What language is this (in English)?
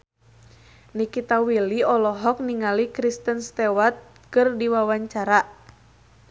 Sundanese